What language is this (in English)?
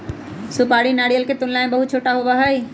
Magahi